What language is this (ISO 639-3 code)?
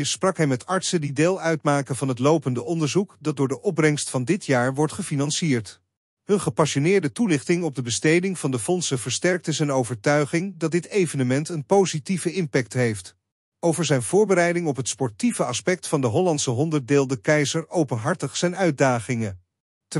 nld